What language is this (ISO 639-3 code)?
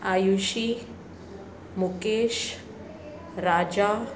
snd